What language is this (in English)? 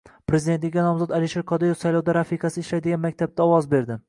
Uzbek